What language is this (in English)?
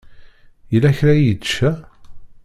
Kabyle